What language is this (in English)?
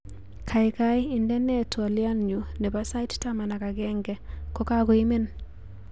Kalenjin